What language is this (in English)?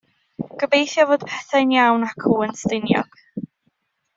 Welsh